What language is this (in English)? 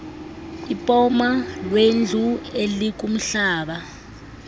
Xhosa